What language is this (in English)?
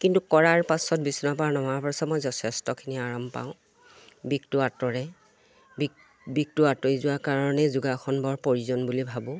Assamese